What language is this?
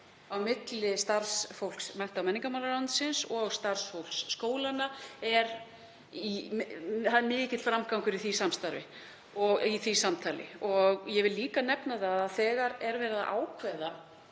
Icelandic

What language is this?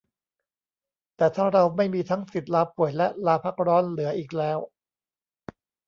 Thai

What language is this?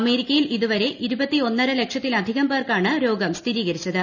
Malayalam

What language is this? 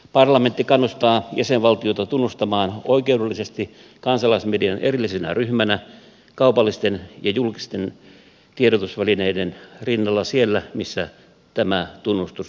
Finnish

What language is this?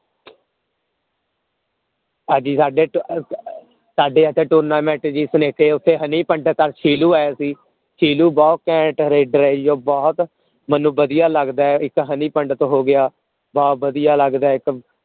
Punjabi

